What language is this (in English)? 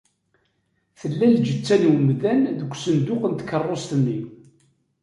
Kabyle